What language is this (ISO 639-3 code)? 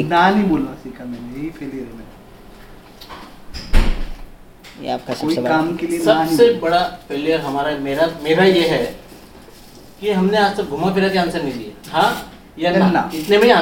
hin